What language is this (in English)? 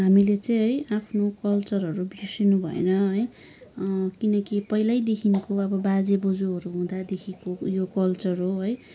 Nepali